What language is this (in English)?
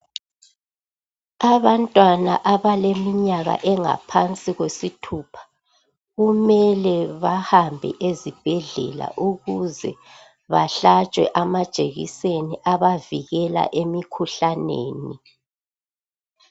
North Ndebele